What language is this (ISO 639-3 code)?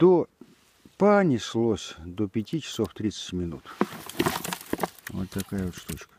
rus